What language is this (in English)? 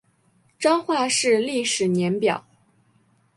Chinese